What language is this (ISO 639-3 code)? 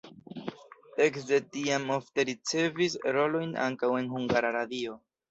epo